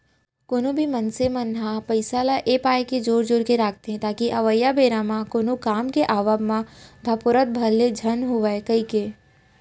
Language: Chhattisgarhi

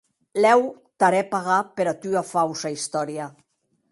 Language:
Occitan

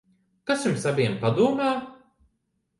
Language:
Latvian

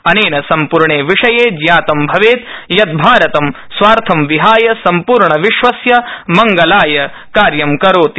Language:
Sanskrit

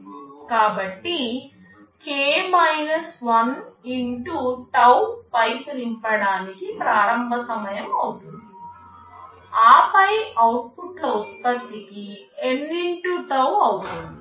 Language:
Telugu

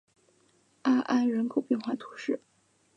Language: Chinese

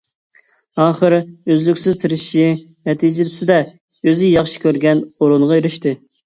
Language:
Uyghur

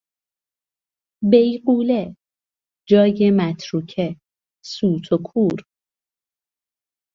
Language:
Persian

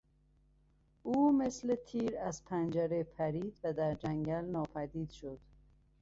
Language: Persian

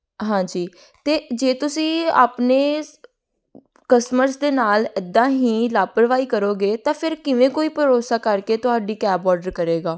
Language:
Punjabi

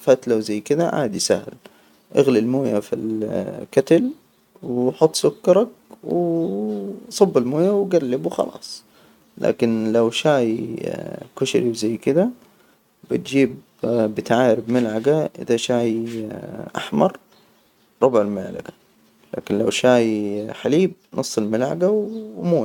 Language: Hijazi Arabic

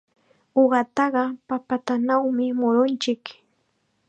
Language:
Chiquián Ancash Quechua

